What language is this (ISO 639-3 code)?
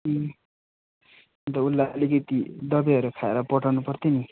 nep